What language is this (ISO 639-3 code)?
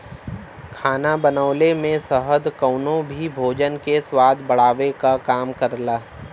bho